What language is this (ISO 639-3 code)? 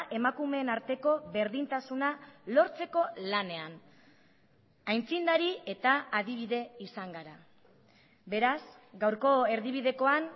eus